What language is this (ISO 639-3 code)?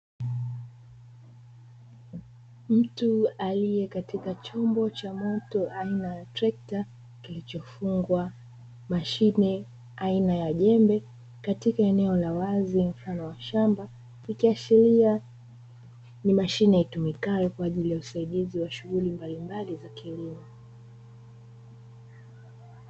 swa